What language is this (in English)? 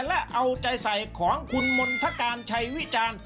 Thai